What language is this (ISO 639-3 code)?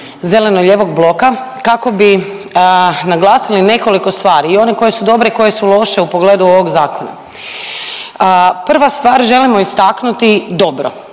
hrv